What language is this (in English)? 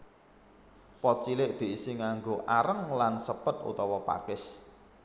Javanese